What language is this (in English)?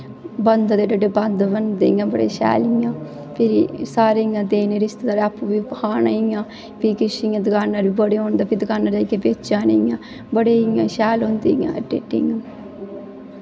Dogri